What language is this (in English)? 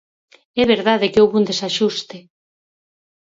Galician